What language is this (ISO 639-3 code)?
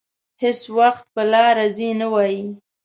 pus